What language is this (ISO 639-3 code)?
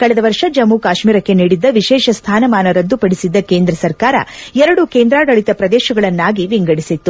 kan